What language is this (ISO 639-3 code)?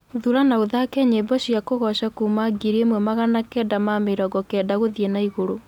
kik